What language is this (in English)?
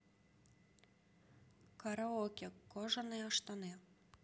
Russian